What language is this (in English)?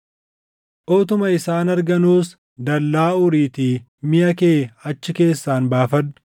Oromo